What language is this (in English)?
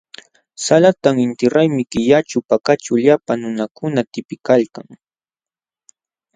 Jauja Wanca Quechua